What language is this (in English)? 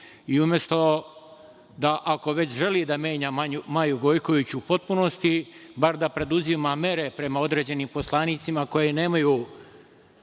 Serbian